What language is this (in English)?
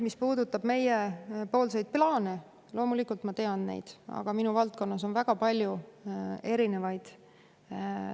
Estonian